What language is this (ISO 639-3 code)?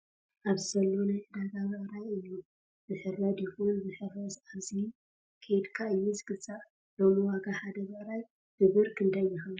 tir